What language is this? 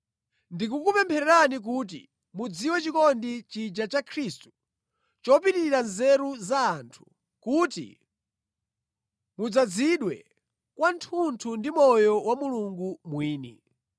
Nyanja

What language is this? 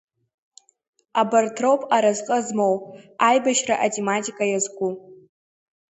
Abkhazian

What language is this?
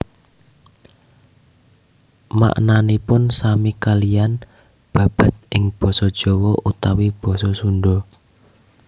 Javanese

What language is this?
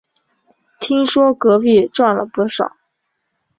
Chinese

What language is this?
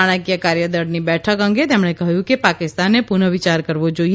Gujarati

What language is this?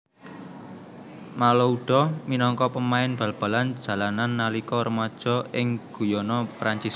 Javanese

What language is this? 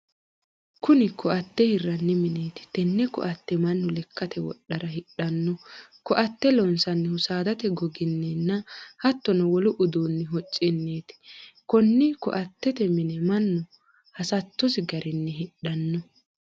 Sidamo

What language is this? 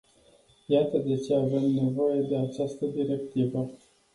Romanian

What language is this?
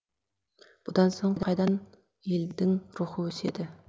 Kazakh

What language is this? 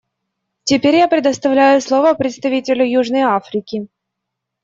Russian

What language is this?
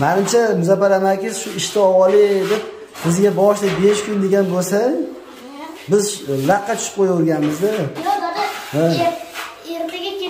Turkish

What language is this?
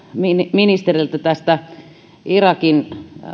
Finnish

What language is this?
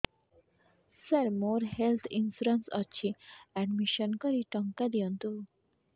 Odia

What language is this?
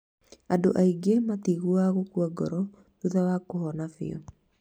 Kikuyu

